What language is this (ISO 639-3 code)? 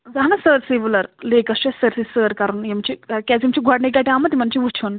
kas